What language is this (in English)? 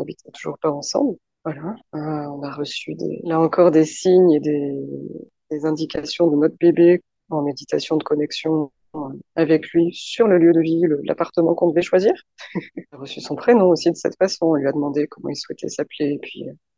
French